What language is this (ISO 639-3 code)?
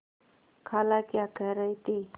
hin